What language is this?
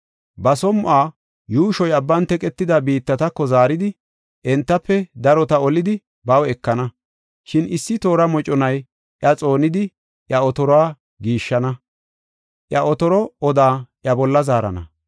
Gofa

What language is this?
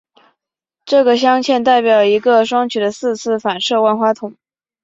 Chinese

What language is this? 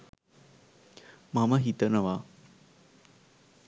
Sinhala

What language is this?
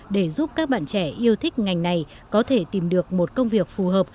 Vietnamese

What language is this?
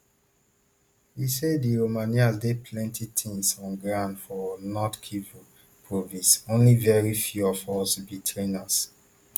Nigerian Pidgin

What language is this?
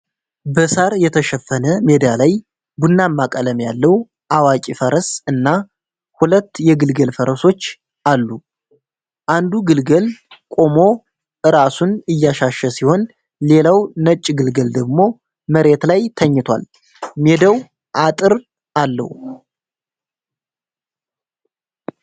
Amharic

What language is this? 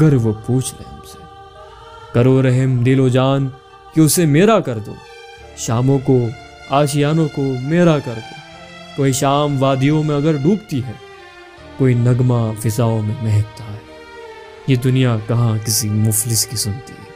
Urdu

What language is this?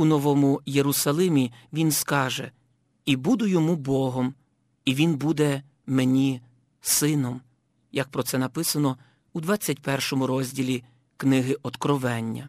Ukrainian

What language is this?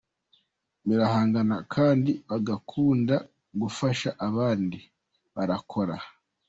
Kinyarwanda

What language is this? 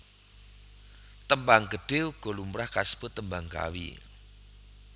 Javanese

